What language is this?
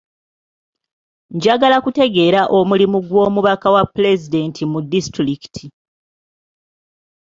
Ganda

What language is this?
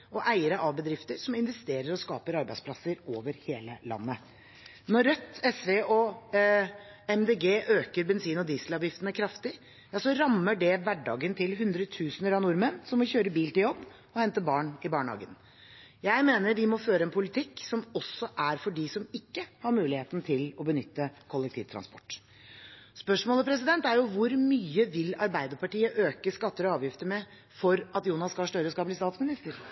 Norwegian Bokmål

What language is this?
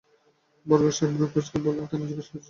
Bangla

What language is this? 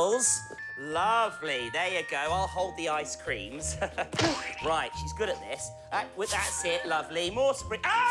English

